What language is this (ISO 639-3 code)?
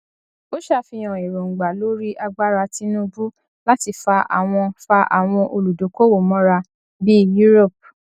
yor